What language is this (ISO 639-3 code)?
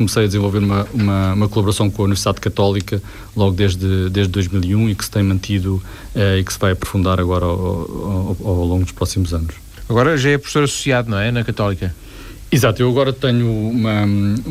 por